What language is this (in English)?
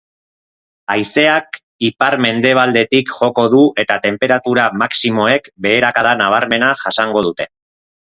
Basque